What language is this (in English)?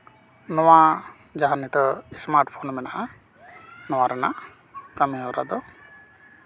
Santali